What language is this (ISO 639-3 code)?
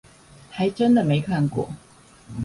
zho